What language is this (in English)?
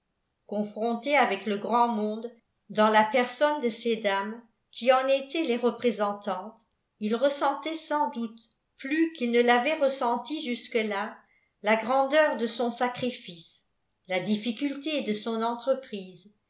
French